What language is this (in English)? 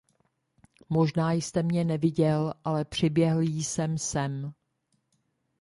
Czech